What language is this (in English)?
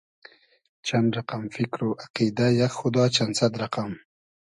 Hazaragi